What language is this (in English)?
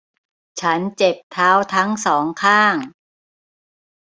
Thai